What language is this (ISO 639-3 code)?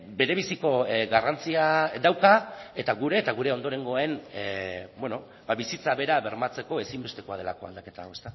eus